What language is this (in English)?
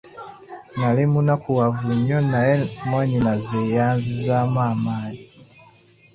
Ganda